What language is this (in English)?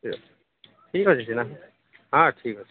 Odia